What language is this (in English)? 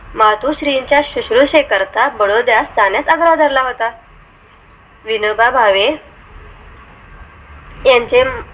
Marathi